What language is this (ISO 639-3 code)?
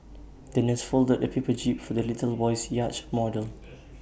eng